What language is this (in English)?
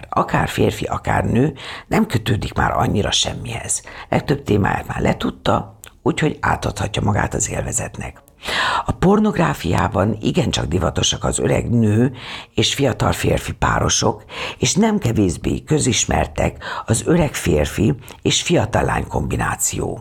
Hungarian